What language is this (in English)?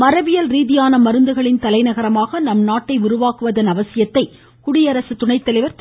Tamil